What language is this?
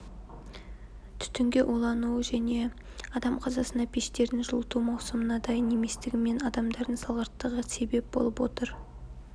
Kazakh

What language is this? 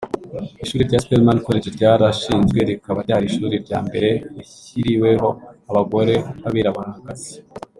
Kinyarwanda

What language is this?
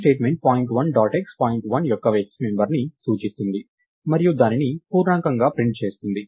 Telugu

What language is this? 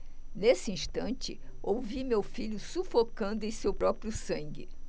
Portuguese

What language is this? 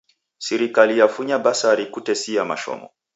Taita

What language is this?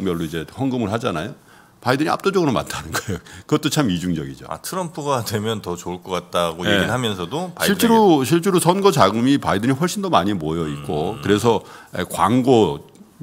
Korean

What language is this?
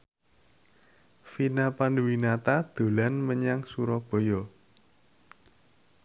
Javanese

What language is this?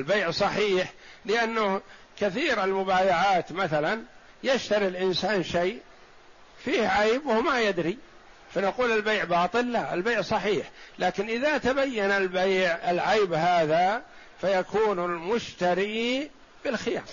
Arabic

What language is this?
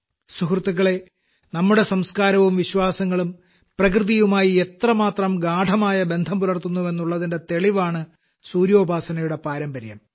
Malayalam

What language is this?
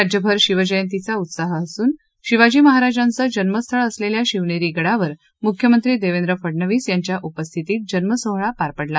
Marathi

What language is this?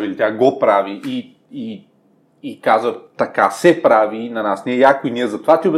Bulgarian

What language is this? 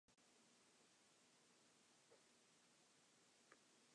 English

